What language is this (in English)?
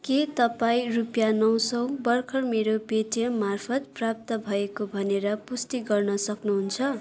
Nepali